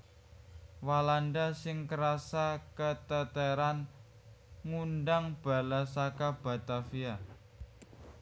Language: Javanese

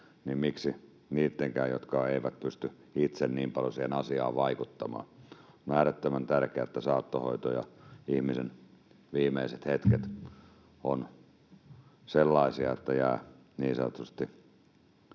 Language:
Finnish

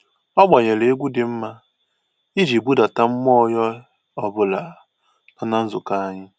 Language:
Igbo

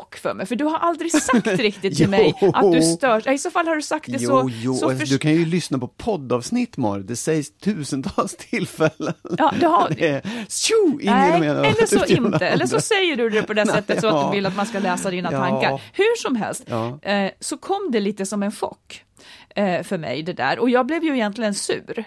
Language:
Swedish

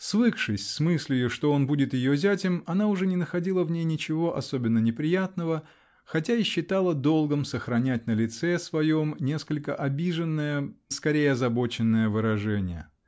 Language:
Russian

